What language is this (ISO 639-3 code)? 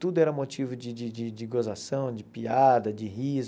por